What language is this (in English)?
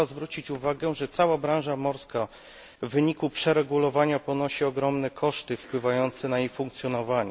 Polish